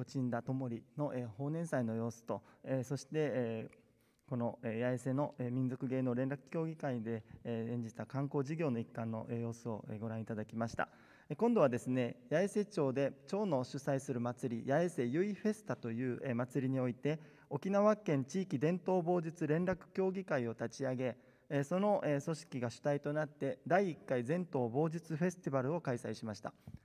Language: Japanese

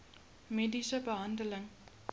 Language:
Afrikaans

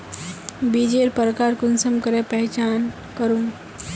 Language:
Magahi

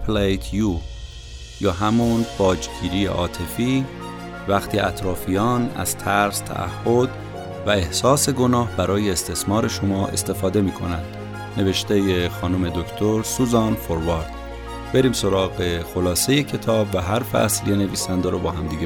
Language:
Persian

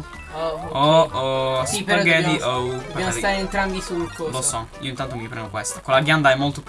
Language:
Italian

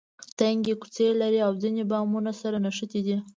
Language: Pashto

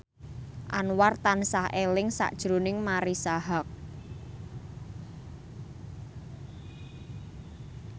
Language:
Javanese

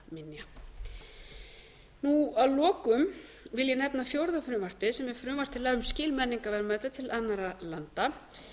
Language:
Icelandic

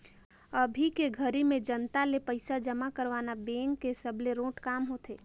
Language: Chhattisgarhi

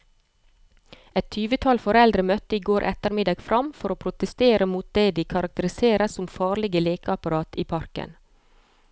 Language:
Norwegian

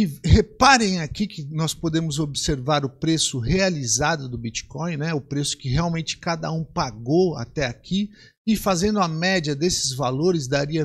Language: Portuguese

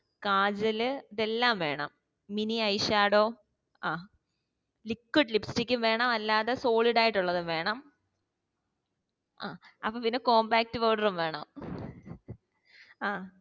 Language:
Malayalam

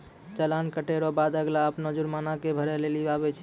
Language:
Maithili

